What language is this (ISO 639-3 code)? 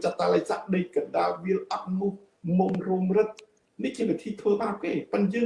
vie